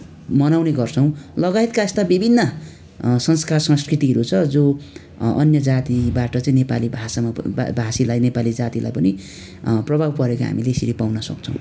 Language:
Nepali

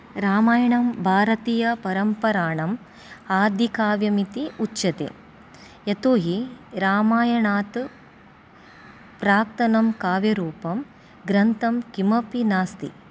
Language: Sanskrit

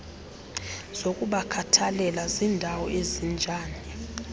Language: Xhosa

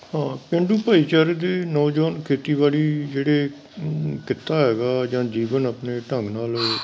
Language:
Punjabi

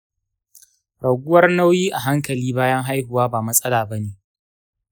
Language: Hausa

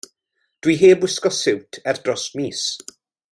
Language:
Welsh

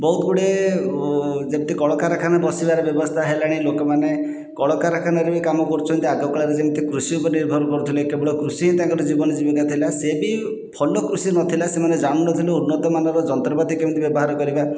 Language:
Odia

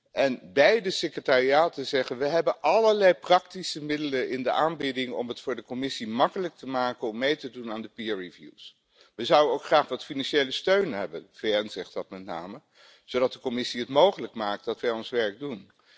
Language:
Dutch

